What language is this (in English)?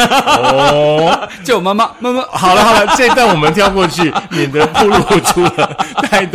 Chinese